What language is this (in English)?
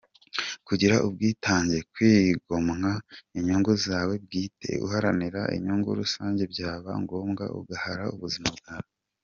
Kinyarwanda